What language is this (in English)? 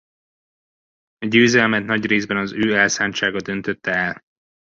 Hungarian